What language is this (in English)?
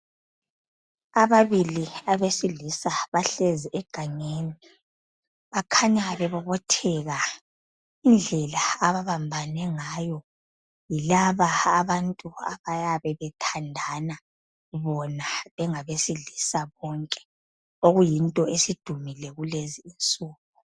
North Ndebele